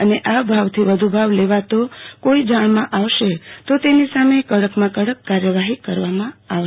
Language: Gujarati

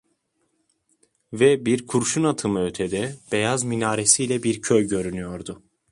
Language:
Turkish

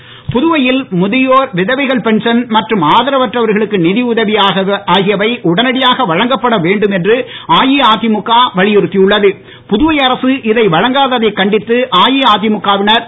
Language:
Tamil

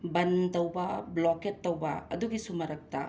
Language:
Manipuri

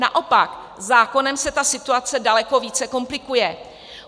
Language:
Czech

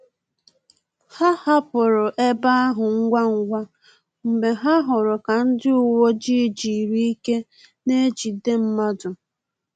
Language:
Igbo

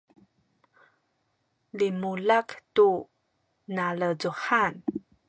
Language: Sakizaya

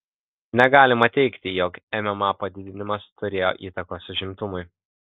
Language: Lithuanian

